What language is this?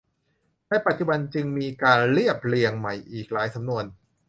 Thai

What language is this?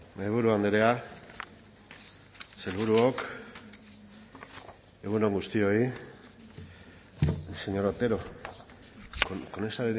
Basque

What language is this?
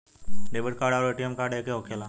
Bhojpuri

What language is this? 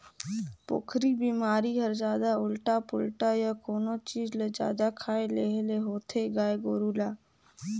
Chhattisgarhi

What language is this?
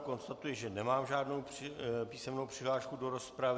Czech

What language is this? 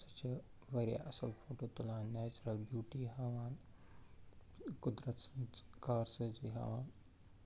Kashmiri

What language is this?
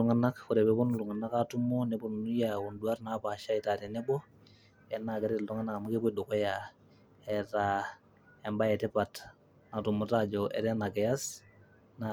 Masai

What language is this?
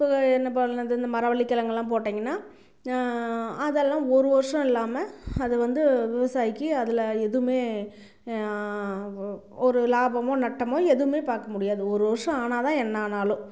Tamil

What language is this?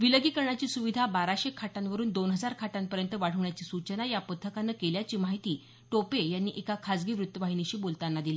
Marathi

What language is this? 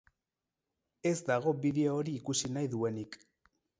Basque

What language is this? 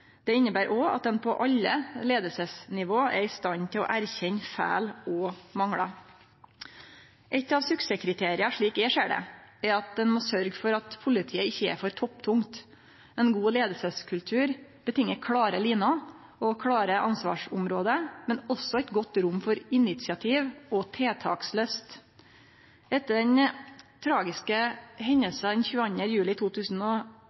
Norwegian Nynorsk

